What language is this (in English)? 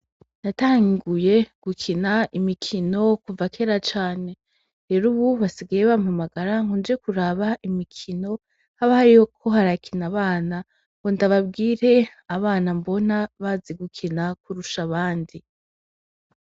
Rundi